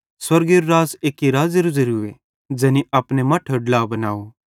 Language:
Bhadrawahi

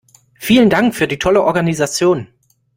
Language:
German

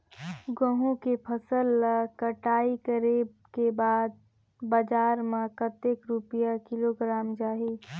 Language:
Chhattisgarhi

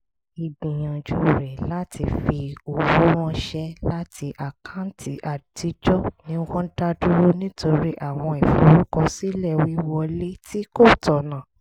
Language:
Yoruba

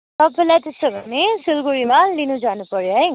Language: Nepali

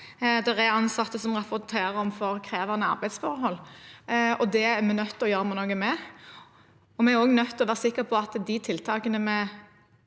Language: Norwegian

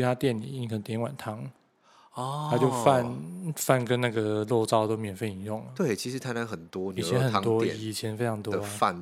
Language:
Chinese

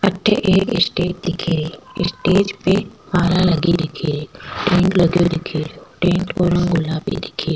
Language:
Rajasthani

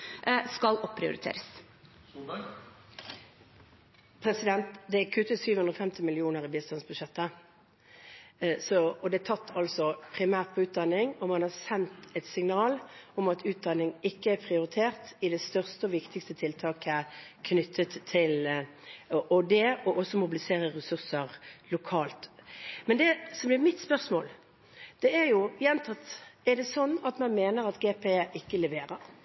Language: Norwegian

